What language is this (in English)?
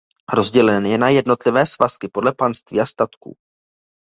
Czech